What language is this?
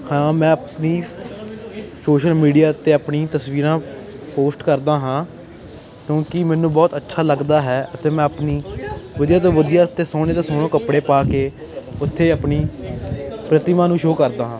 Punjabi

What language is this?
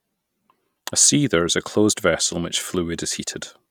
English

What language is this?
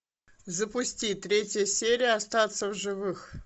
Russian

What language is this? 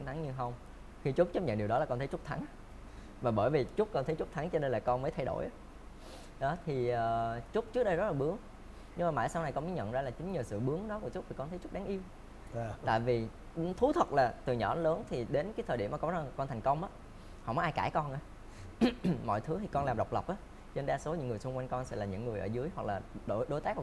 Vietnamese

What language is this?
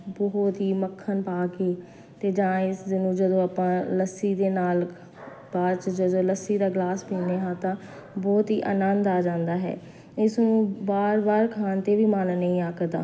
Punjabi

